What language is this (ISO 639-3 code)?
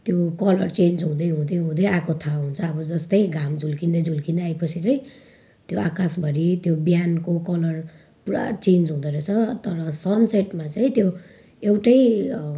nep